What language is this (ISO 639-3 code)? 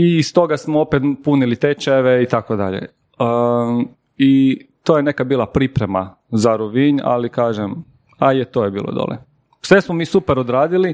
hrv